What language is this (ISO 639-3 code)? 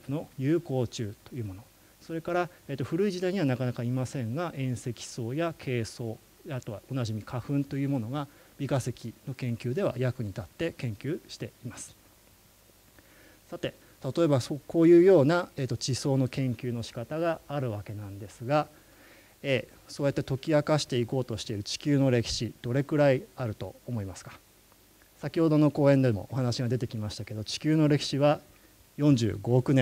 jpn